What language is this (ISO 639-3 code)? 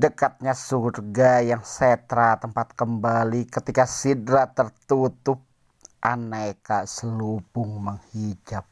ind